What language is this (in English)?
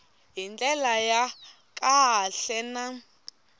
Tsonga